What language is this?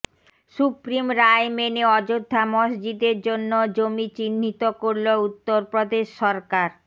Bangla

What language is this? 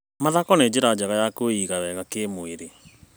Kikuyu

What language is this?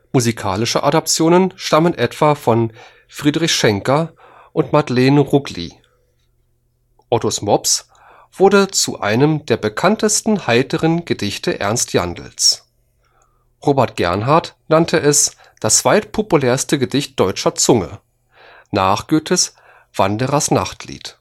German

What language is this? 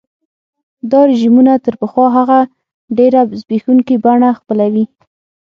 Pashto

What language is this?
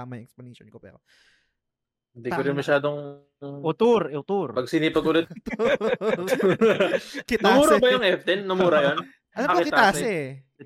Filipino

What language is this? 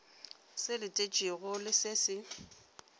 Northern Sotho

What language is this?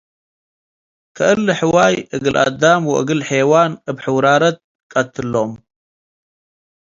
Tigre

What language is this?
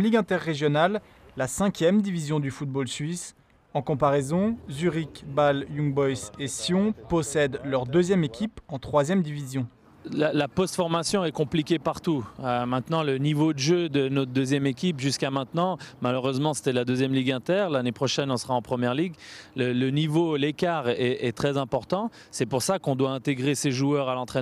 French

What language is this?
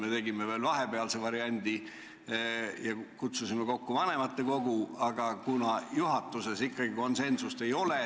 Estonian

